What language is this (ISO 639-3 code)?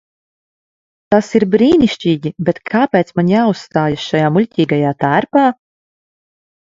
lav